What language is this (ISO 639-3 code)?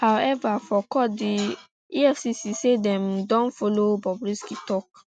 pcm